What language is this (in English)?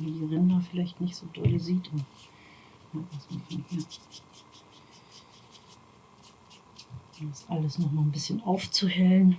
German